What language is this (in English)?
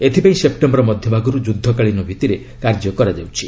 Odia